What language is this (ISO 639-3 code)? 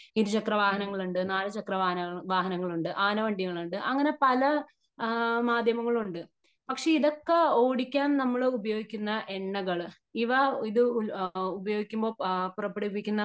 mal